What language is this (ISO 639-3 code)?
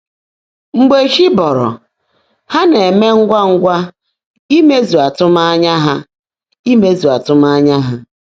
ibo